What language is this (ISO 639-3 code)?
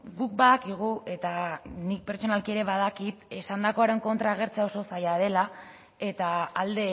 eus